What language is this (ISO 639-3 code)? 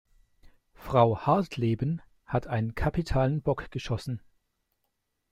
deu